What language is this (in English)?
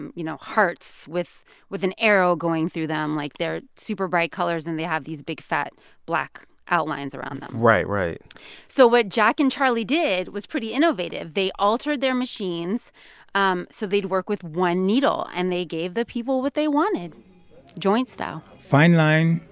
English